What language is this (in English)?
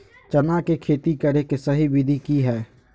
Magahi